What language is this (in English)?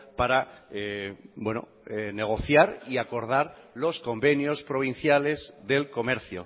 Spanish